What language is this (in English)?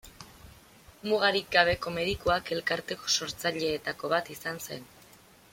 Basque